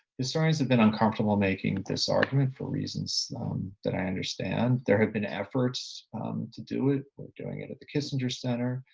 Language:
English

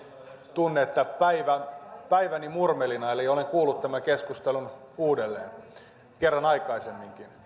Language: Finnish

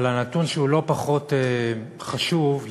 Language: Hebrew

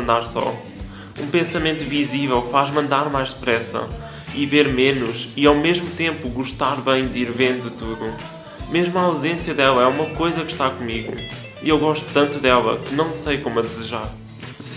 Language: Portuguese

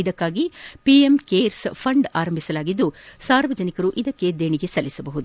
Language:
Kannada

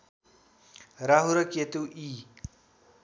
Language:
Nepali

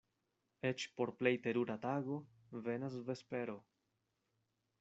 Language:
Esperanto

